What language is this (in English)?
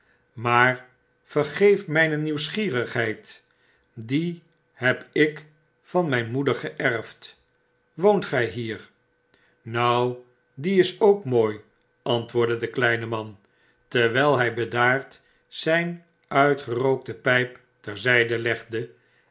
Dutch